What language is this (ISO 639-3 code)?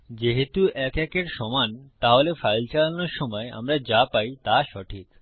ben